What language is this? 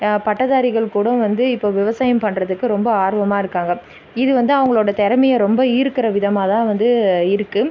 Tamil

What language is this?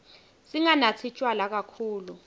Swati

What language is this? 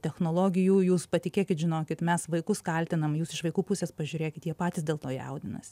Lithuanian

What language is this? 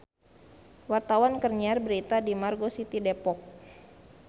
Sundanese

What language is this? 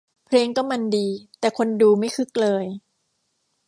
Thai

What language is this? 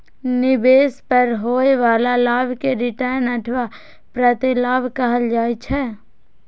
Maithili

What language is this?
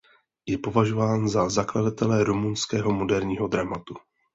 Czech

